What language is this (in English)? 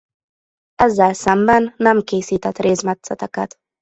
Hungarian